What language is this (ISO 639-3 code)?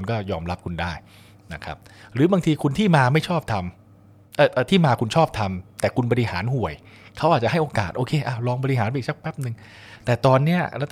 tha